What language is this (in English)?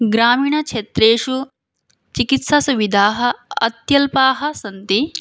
Sanskrit